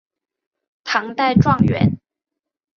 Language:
Chinese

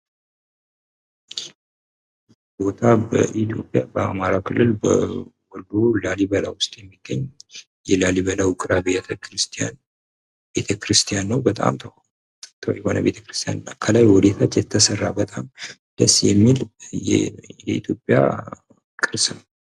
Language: Amharic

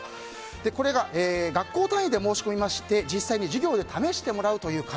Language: Japanese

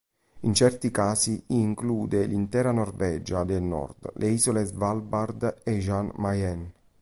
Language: Italian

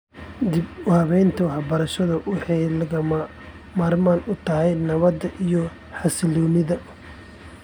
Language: Somali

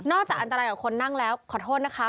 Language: Thai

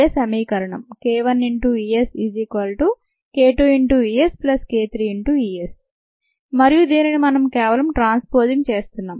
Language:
Telugu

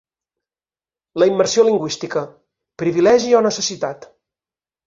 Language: Catalan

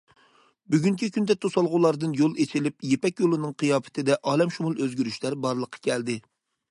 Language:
Uyghur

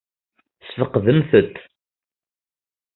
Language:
Kabyle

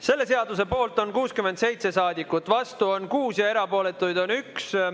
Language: Estonian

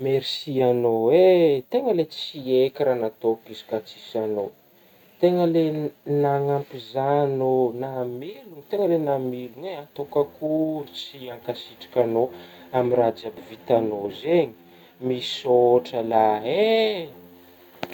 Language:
Northern Betsimisaraka Malagasy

